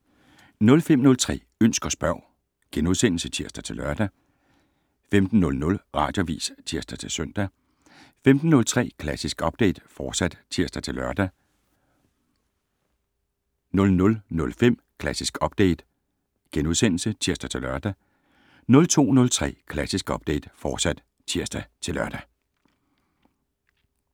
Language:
Danish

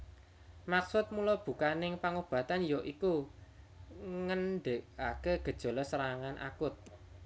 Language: Javanese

